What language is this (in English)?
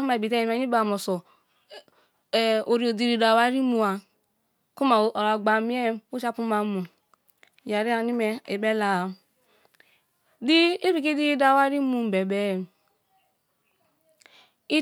Kalabari